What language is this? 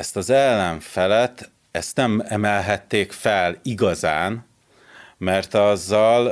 Hungarian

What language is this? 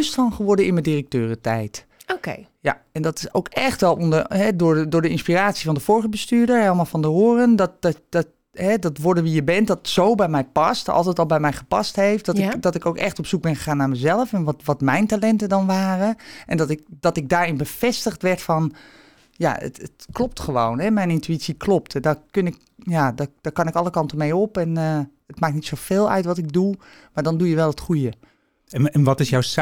Dutch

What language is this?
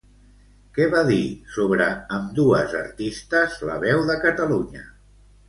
Catalan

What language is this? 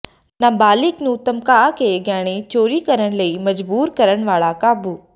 Punjabi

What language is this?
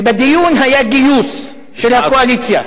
Hebrew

